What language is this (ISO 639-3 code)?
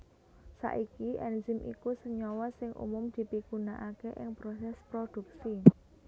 jav